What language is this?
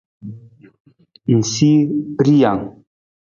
Nawdm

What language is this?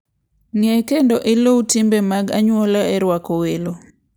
Luo (Kenya and Tanzania)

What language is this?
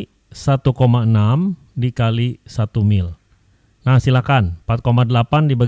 Indonesian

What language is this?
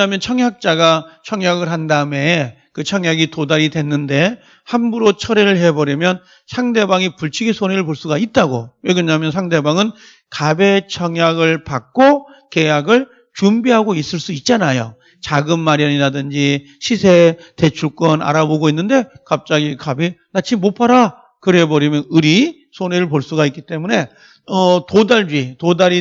Korean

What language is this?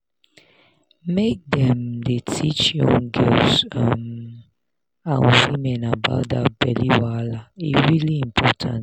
Nigerian Pidgin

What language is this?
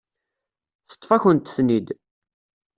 Kabyle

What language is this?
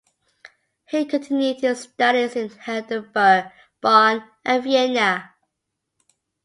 English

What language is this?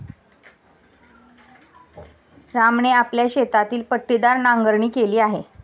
Marathi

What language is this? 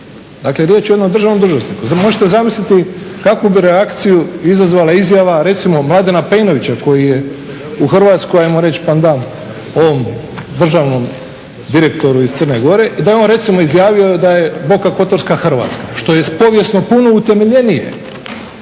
Croatian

